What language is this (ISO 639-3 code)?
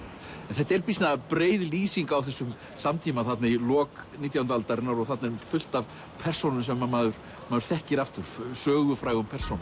isl